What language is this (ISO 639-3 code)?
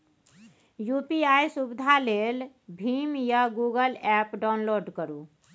mai